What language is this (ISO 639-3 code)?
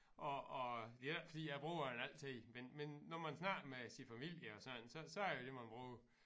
dan